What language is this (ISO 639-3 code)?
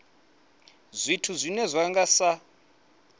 ven